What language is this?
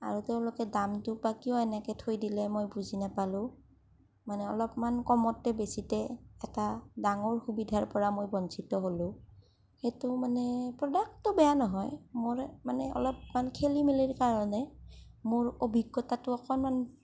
Assamese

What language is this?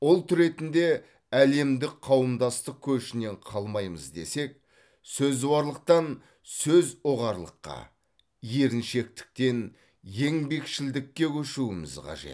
Kazakh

